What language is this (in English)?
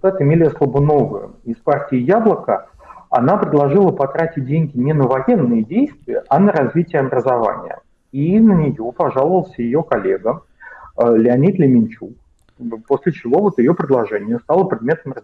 Russian